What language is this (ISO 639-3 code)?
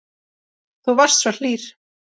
isl